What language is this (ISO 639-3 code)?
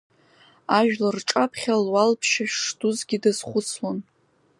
abk